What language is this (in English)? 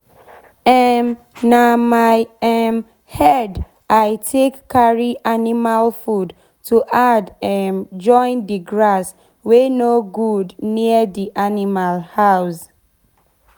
Nigerian Pidgin